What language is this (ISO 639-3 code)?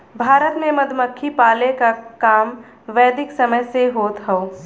bho